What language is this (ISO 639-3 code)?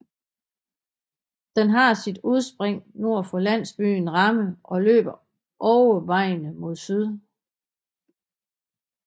dan